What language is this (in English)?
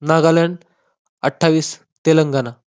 Marathi